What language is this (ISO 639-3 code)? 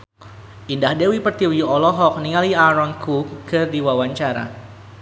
sun